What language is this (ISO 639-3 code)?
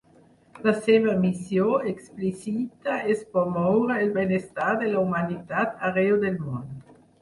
cat